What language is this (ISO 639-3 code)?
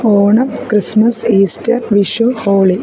mal